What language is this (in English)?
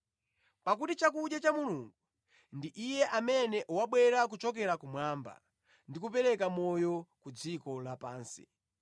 Nyanja